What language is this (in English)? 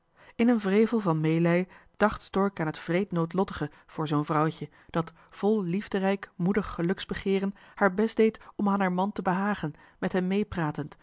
Dutch